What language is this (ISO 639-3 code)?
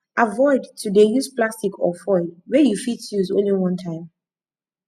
pcm